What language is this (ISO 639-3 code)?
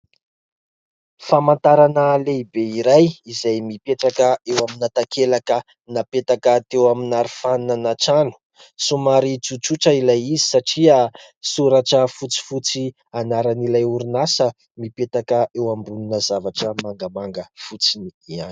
mlg